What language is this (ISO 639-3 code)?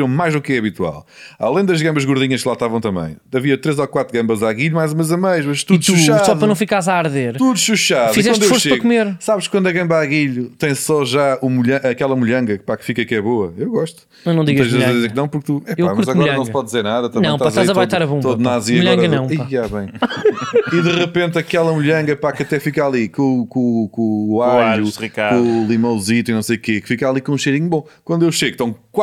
por